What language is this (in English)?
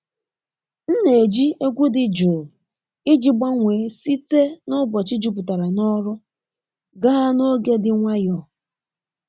Igbo